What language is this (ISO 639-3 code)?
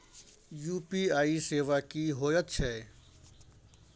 mai